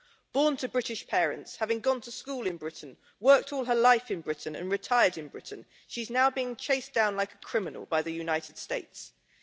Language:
English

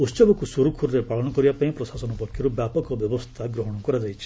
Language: Odia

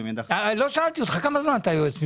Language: Hebrew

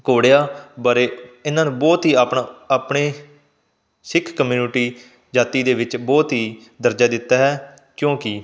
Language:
Punjabi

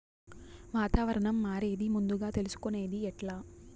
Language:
Telugu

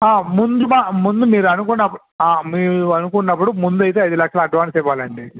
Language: Telugu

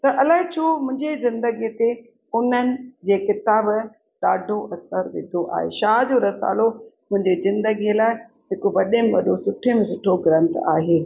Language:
Sindhi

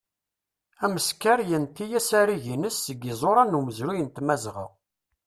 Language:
Kabyle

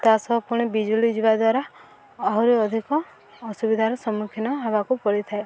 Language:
Odia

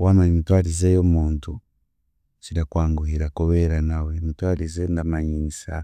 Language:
Chiga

